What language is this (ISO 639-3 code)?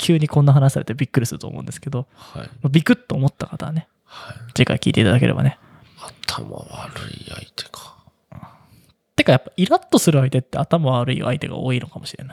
jpn